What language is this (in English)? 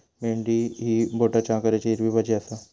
Marathi